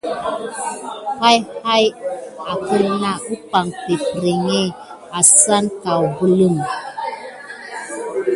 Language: Gidar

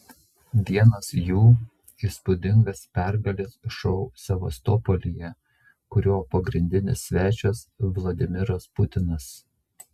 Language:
Lithuanian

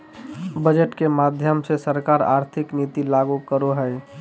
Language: Magahi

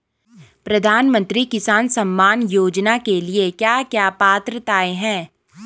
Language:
Hindi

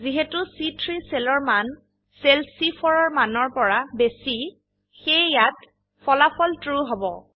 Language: Assamese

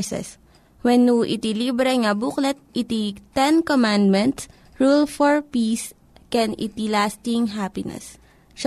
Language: Filipino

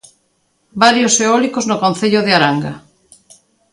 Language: Galician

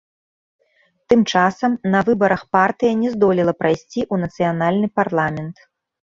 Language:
Belarusian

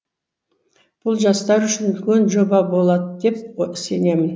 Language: Kazakh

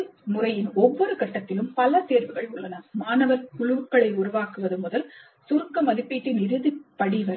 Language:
Tamil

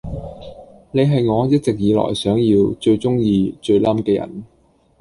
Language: Cantonese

